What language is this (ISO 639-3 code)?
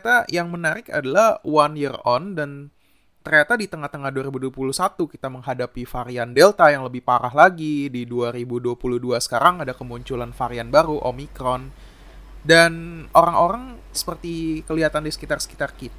ind